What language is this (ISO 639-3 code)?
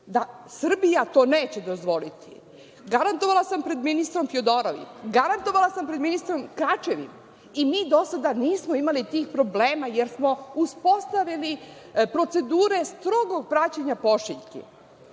srp